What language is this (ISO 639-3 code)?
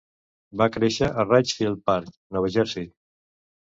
cat